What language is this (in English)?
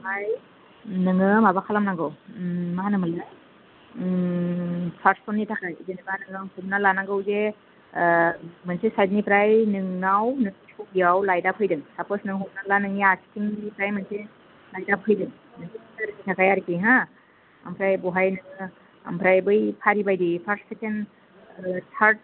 Bodo